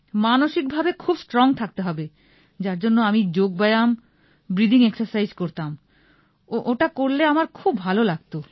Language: Bangla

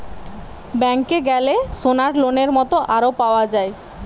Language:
Bangla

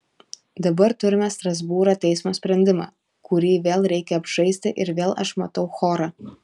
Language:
Lithuanian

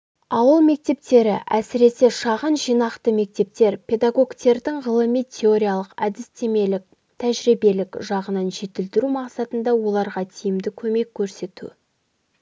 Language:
Kazakh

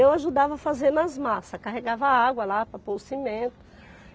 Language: Portuguese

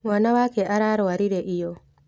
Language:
Kikuyu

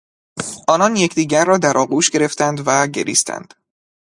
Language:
Persian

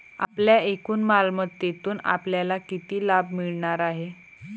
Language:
Marathi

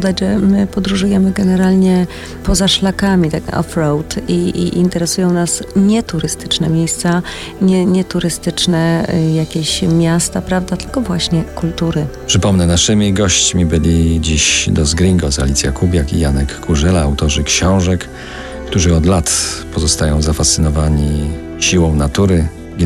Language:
Polish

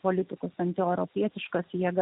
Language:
Lithuanian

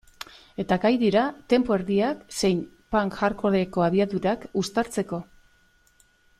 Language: Basque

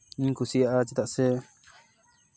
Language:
Santali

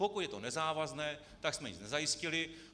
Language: Czech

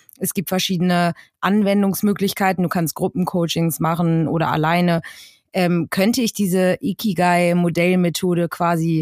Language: German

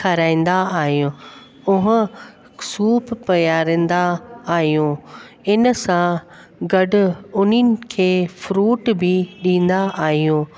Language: Sindhi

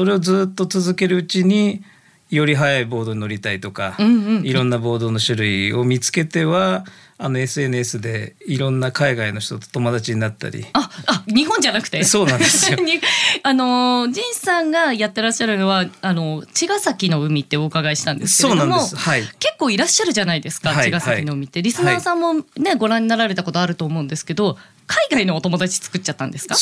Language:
Japanese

